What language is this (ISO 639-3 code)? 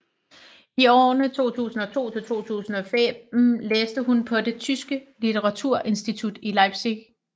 dan